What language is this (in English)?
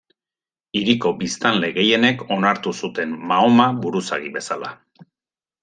Basque